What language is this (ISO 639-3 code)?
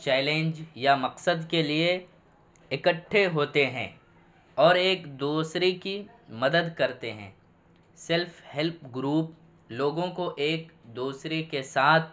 urd